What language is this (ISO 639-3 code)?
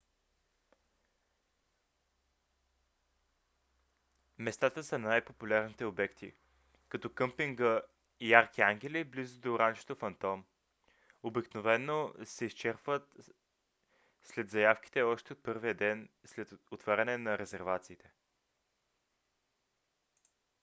bul